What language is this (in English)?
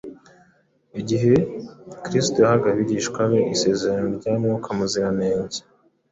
Kinyarwanda